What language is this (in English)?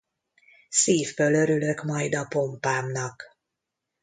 Hungarian